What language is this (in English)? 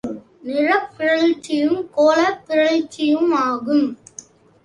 Tamil